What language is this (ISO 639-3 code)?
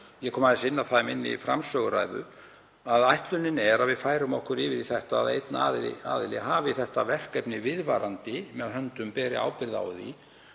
isl